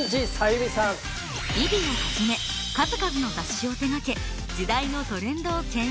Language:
Japanese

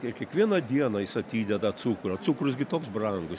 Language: Lithuanian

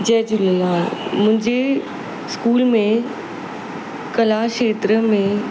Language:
Sindhi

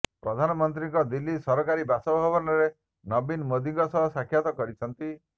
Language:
Odia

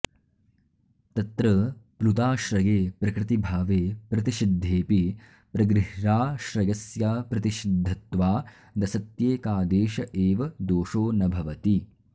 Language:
Sanskrit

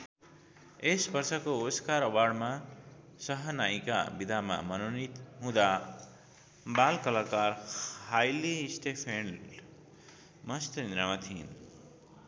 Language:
Nepali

